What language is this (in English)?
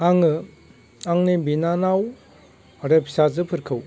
Bodo